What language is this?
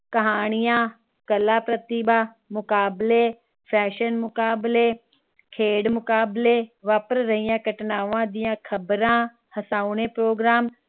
Punjabi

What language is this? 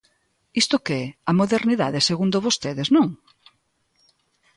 Galician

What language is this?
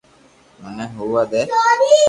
Loarki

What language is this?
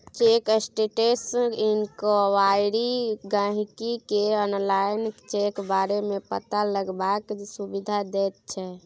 Maithili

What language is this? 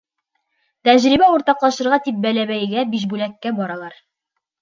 Bashkir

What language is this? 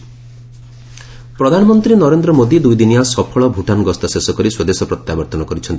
Odia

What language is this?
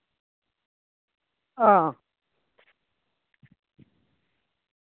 Dogri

